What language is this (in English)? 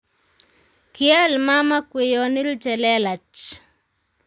Kalenjin